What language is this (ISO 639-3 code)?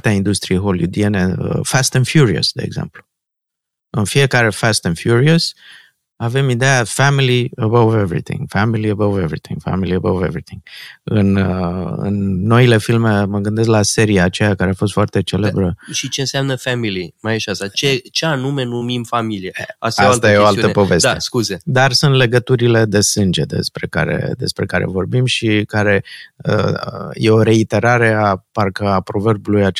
ron